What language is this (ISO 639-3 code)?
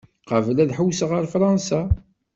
kab